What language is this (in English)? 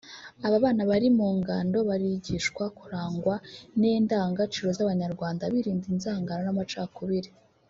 Kinyarwanda